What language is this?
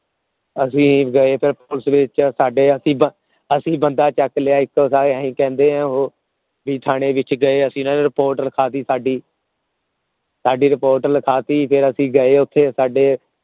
Punjabi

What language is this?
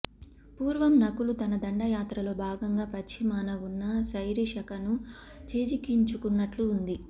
Telugu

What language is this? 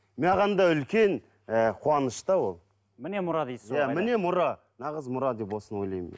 Kazakh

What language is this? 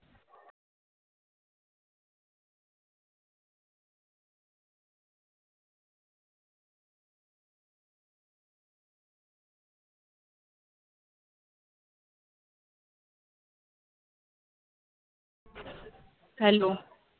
Marathi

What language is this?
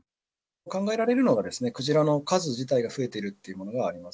Japanese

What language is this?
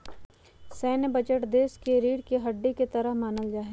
Magahi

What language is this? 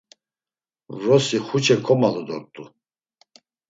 Laz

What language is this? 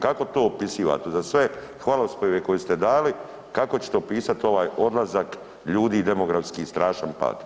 Croatian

